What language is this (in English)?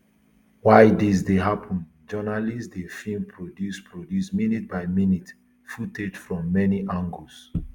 Nigerian Pidgin